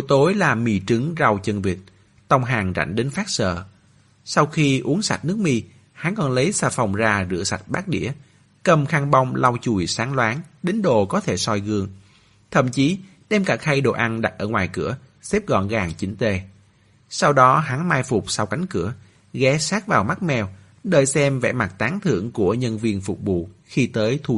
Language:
Vietnamese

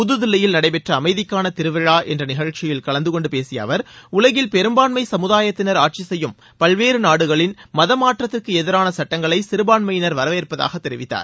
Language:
Tamil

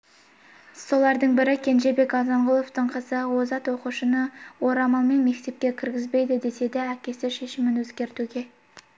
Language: Kazakh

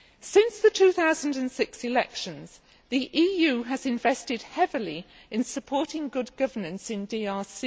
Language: English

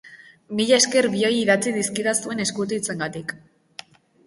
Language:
Basque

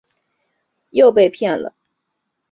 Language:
Chinese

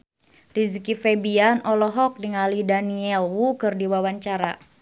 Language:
Sundanese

